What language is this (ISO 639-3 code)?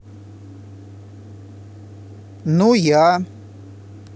rus